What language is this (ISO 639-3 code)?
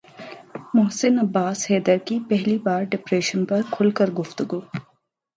urd